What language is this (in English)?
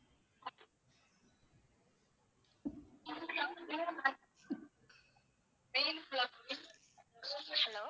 Tamil